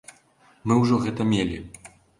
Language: Belarusian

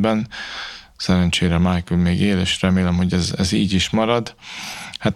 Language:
Hungarian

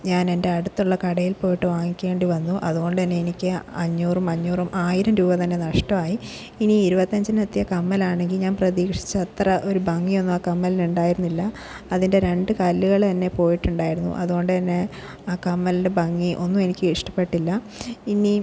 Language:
Malayalam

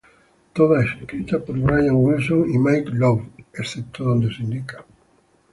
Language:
Spanish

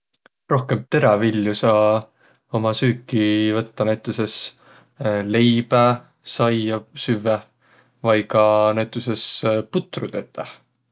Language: Võro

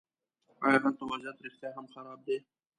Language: Pashto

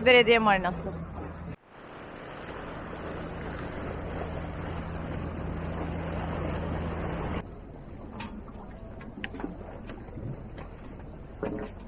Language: Turkish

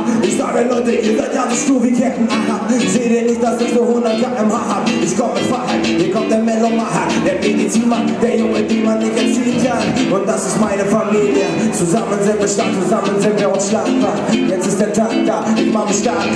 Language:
Greek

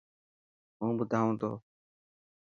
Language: Dhatki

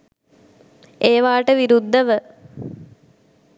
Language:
Sinhala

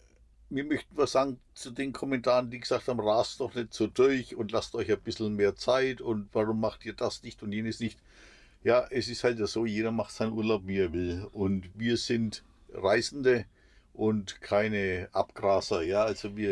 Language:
German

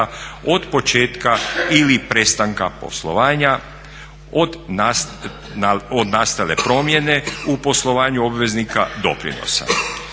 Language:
Croatian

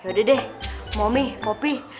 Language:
Indonesian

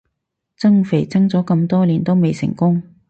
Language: Cantonese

